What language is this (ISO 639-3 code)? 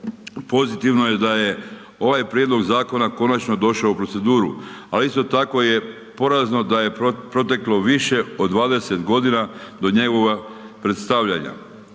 hrv